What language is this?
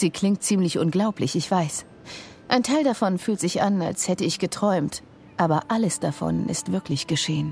German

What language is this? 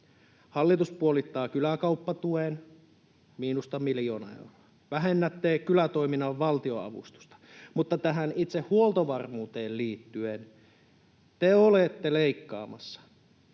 Finnish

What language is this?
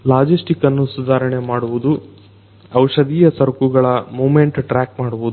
Kannada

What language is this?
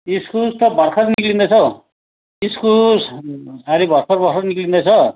Nepali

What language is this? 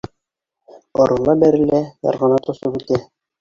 Bashkir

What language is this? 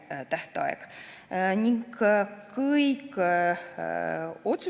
Estonian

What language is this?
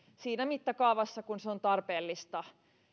Finnish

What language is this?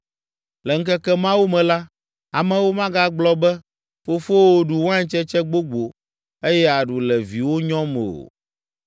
Ewe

